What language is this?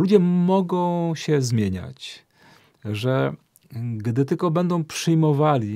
Polish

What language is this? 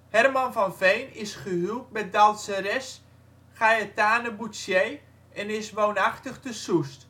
Dutch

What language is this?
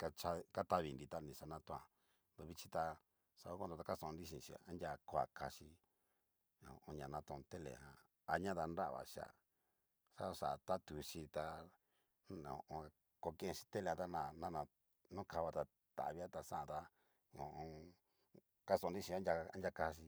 Cacaloxtepec Mixtec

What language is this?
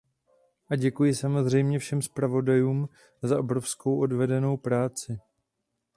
Czech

